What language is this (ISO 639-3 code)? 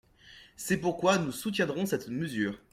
fra